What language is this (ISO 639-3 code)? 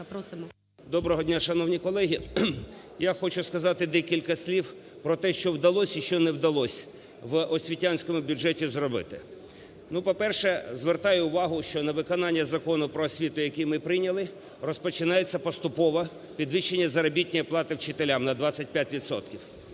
ukr